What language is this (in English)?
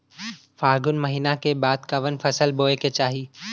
Bhojpuri